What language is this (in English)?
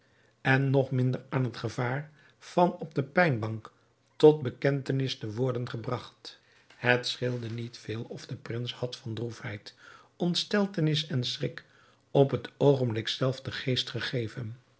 Dutch